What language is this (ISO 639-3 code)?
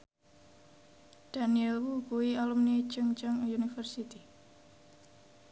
jav